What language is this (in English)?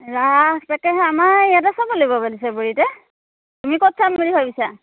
Assamese